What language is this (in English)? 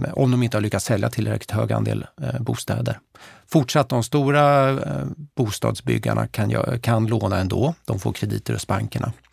Swedish